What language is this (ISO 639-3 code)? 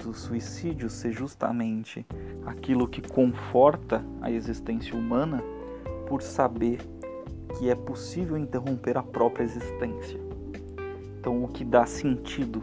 por